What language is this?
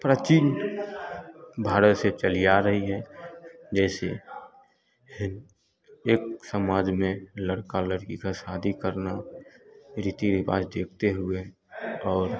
Hindi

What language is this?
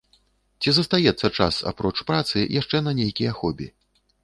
Belarusian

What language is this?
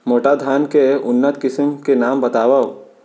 Chhattisgarhi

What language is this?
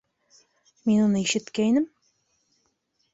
Bashkir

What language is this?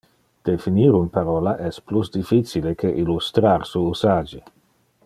Interlingua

